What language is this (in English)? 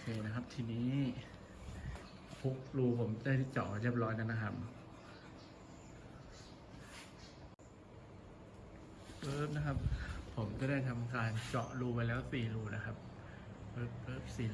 Thai